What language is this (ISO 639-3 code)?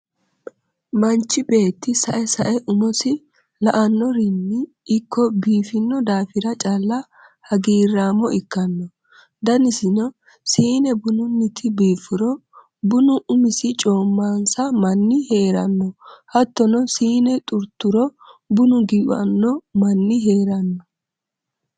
sid